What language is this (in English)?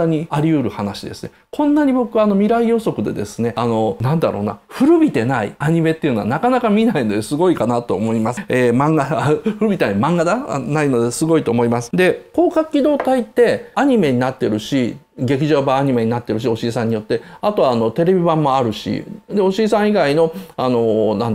Japanese